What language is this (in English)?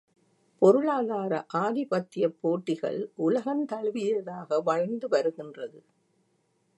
Tamil